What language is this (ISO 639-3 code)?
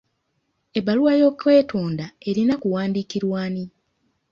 lug